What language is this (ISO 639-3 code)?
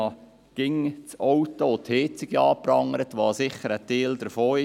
gsw